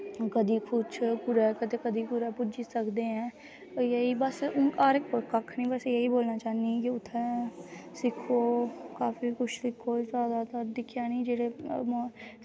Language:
Dogri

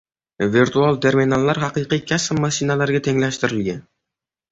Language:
Uzbek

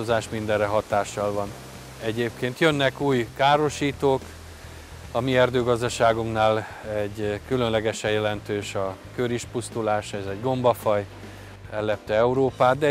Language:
Hungarian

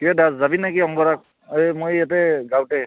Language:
Assamese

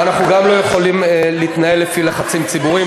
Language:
Hebrew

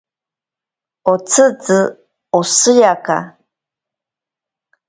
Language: Ashéninka Perené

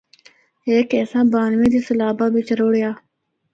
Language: Northern Hindko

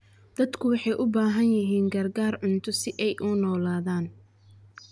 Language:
Somali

